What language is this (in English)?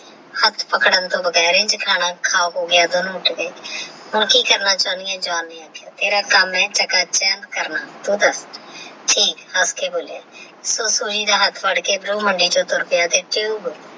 Punjabi